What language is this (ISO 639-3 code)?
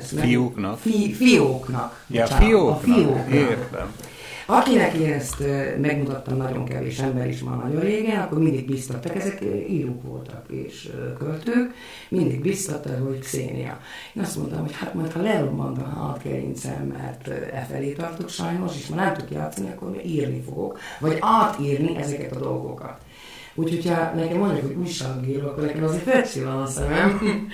hun